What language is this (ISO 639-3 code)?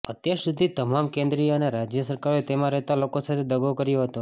guj